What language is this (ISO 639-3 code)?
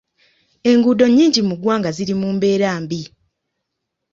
lug